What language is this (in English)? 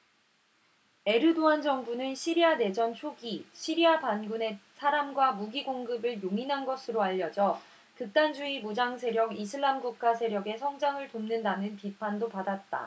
Korean